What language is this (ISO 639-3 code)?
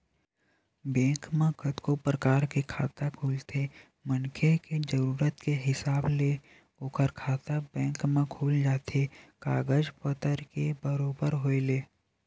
hne